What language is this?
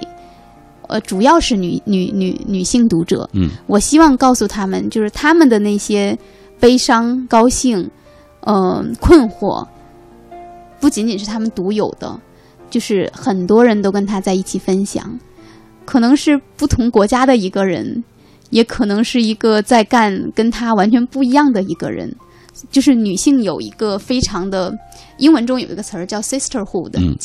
Chinese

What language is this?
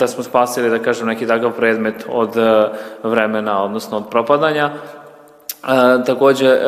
Croatian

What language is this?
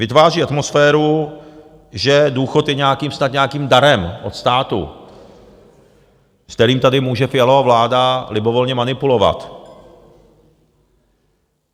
Czech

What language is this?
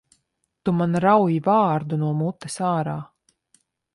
Latvian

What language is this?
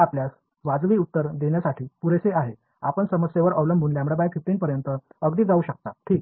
Marathi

